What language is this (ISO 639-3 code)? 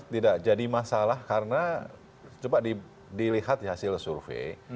ind